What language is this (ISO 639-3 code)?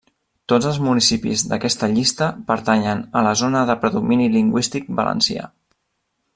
cat